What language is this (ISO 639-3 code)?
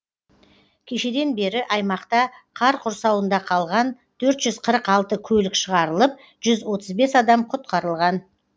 kaz